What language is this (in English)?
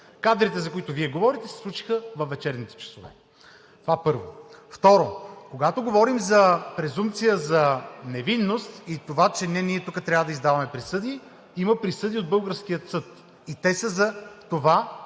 Bulgarian